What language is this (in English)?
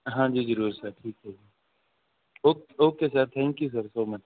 Punjabi